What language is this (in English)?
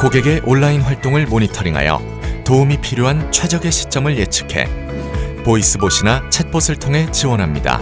Korean